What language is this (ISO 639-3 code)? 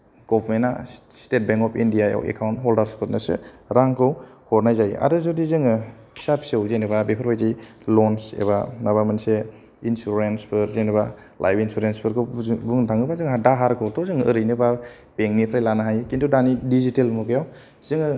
brx